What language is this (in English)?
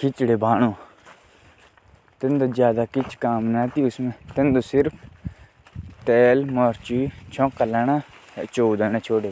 Jaunsari